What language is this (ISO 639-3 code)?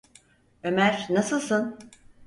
tur